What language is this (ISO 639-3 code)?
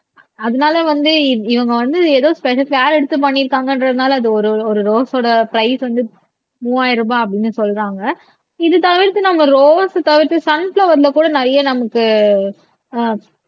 tam